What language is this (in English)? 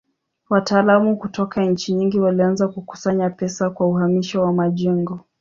Swahili